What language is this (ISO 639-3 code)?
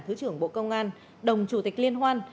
vie